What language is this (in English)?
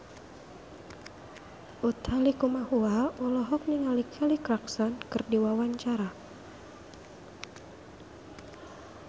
Sundanese